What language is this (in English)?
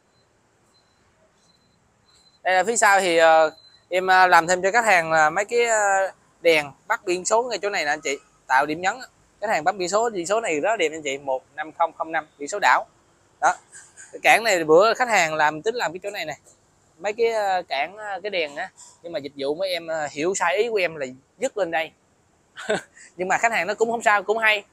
Vietnamese